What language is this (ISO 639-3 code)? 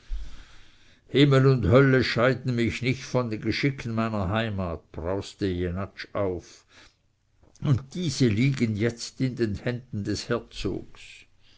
deu